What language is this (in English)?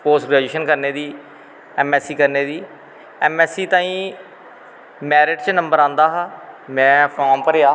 Dogri